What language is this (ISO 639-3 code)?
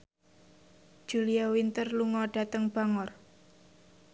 jav